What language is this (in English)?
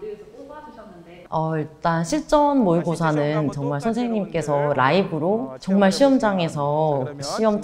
Korean